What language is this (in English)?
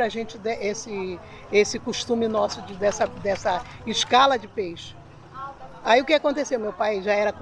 Portuguese